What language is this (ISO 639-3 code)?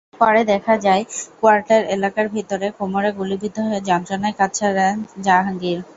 ben